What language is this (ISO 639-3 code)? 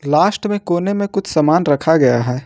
hin